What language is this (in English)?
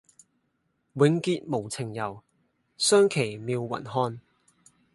Cantonese